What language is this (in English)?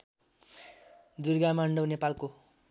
Nepali